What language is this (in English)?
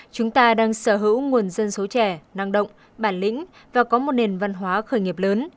Vietnamese